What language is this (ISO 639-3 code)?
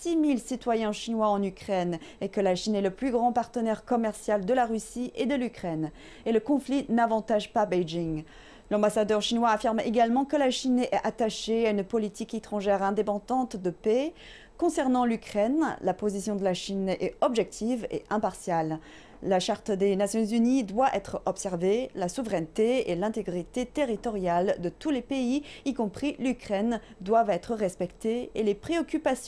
fra